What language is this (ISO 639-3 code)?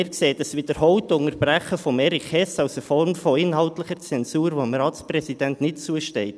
gsw